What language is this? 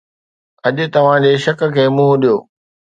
Sindhi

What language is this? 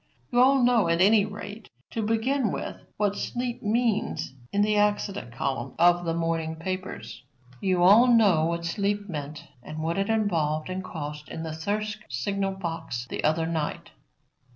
English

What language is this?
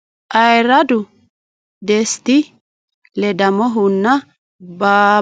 Sidamo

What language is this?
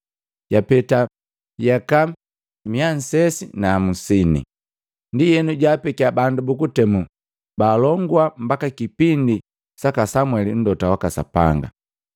Matengo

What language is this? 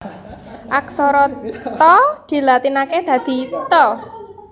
Javanese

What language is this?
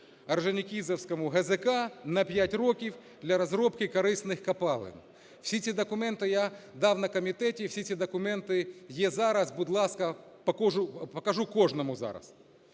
Ukrainian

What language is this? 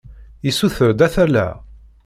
Kabyle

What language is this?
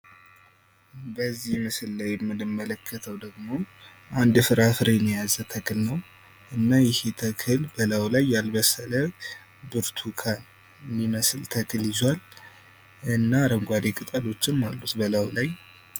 Amharic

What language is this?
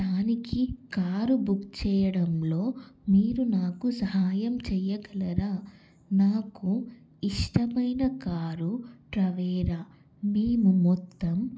Telugu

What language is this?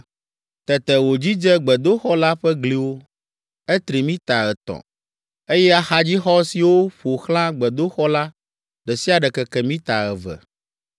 Ewe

